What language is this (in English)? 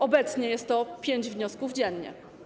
Polish